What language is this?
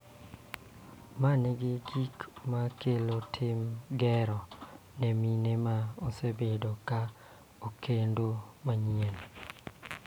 Luo (Kenya and Tanzania)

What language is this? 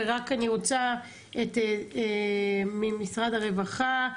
Hebrew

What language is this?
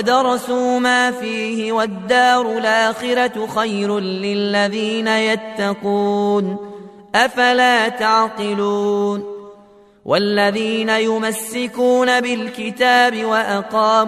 Arabic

